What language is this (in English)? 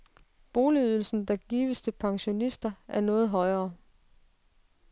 Danish